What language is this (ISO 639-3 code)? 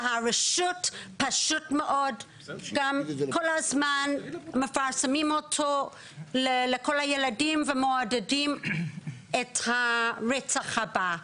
heb